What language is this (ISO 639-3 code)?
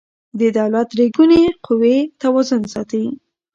pus